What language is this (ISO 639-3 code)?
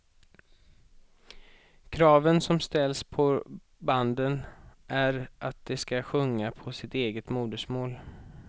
swe